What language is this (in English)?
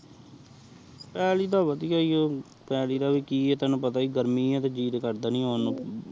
Punjabi